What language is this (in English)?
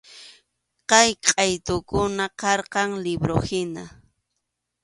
Arequipa-La Unión Quechua